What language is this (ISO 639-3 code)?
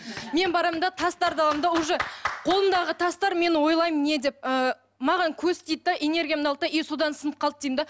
kaz